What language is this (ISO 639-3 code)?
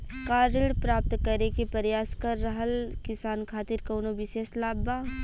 bho